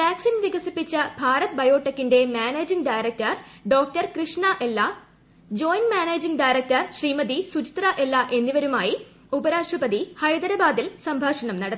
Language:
Malayalam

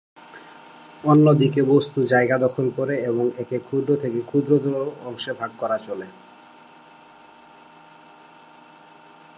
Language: Bangla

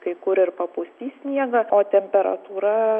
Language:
Lithuanian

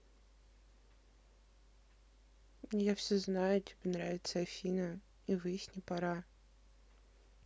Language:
Russian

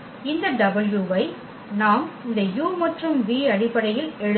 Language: Tamil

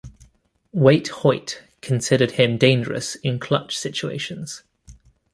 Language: English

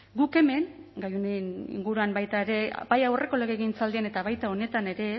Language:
Basque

